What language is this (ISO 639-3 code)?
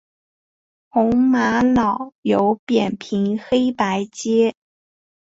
zho